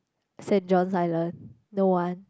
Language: English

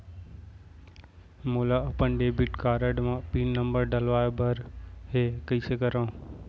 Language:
Chhattisgarhi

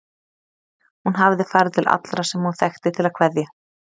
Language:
Icelandic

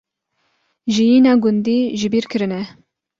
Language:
Kurdish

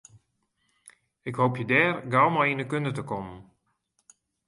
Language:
Western Frisian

